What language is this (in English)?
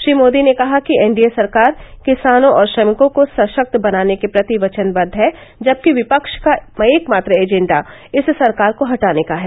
Hindi